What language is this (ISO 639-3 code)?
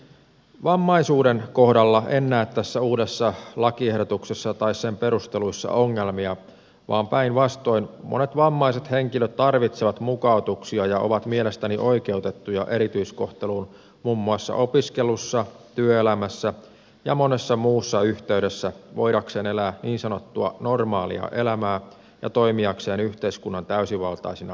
fin